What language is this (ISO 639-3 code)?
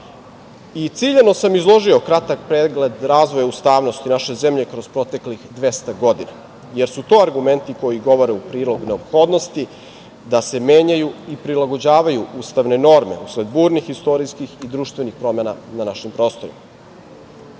srp